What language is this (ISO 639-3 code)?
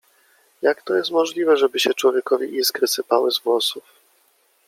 pol